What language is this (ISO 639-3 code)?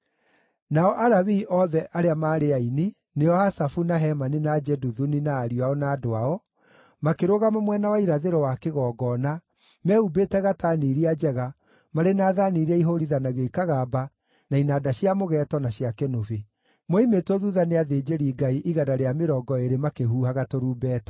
kik